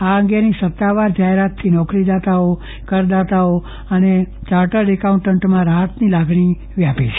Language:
Gujarati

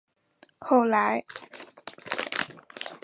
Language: Chinese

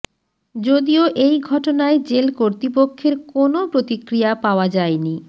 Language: Bangla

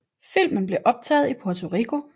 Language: Danish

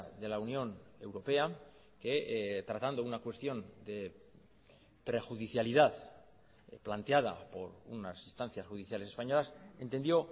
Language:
Spanish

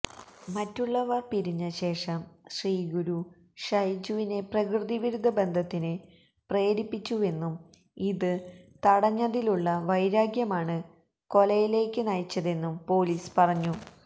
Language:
Malayalam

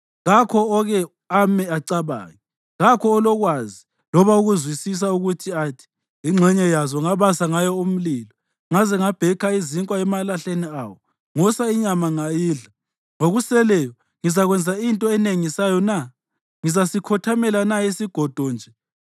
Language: North Ndebele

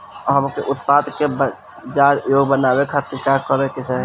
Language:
Bhojpuri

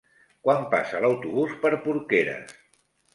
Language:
Catalan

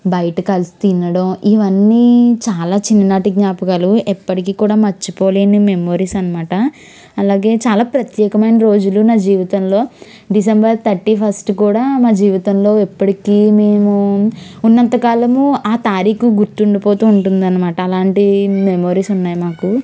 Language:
Telugu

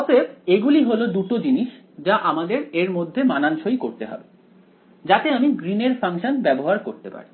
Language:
Bangla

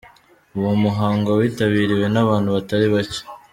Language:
Kinyarwanda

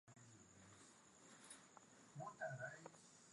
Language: Swahili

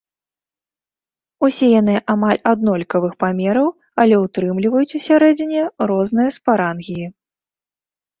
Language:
Belarusian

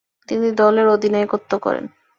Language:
Bangla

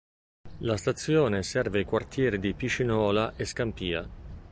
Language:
Italian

